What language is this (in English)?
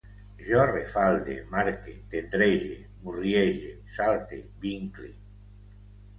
Catalan